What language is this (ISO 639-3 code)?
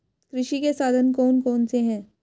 hin